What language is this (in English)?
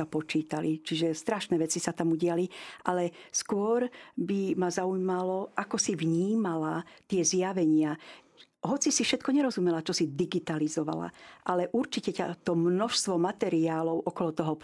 Slovak